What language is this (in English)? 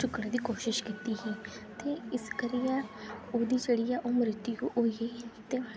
Dogri